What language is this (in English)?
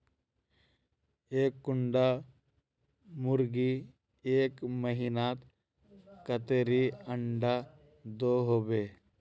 Magahi